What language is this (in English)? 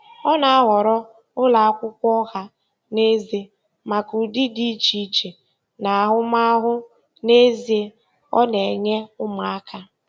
Igbo